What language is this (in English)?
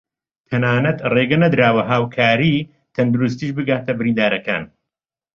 Central Kurdish